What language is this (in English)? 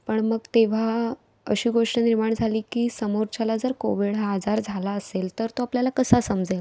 Marathi